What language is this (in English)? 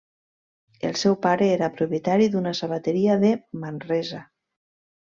Catalan